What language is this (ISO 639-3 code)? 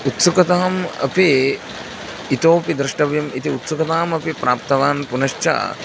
san